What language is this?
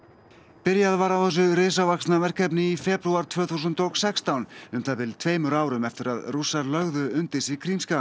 Icelandic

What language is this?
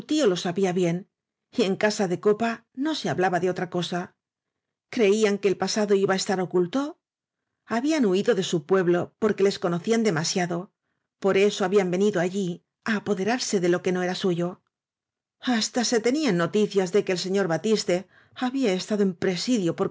Spanish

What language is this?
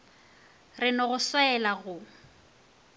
Northern Sotho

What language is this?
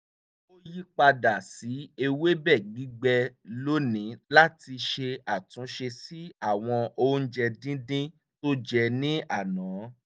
Yoruba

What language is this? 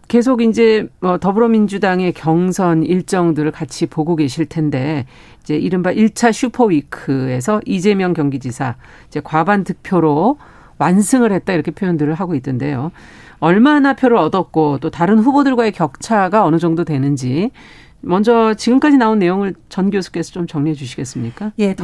Korean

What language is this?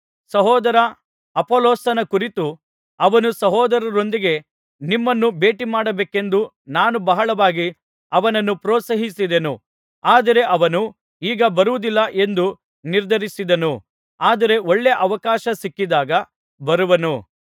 Kannada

